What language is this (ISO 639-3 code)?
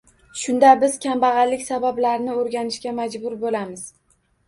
uzb